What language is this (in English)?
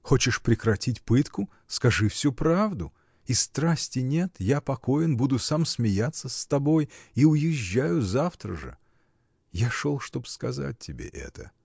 Russian